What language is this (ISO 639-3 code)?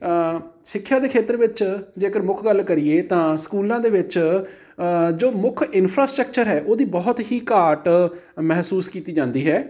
pan